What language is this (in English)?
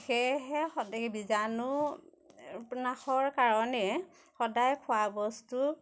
Assamese